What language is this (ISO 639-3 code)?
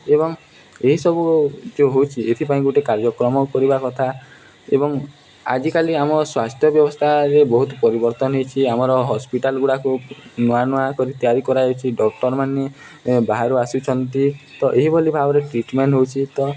ori